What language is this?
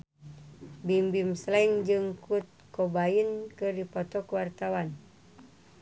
Sundanese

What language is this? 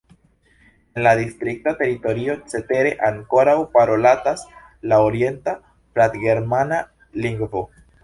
Esperanto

